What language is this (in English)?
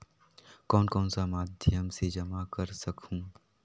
Chhattisgarhi